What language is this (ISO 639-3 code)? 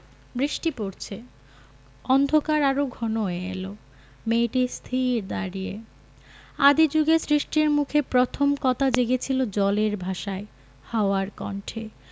ben